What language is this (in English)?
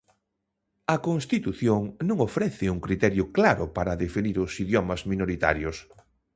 Galician